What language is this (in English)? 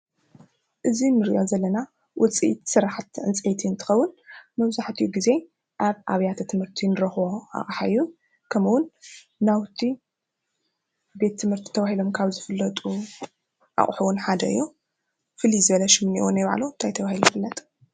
Tigrinya